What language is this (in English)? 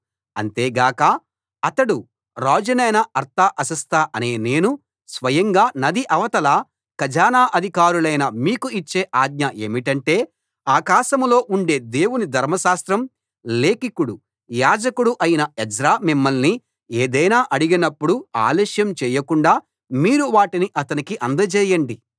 Telugu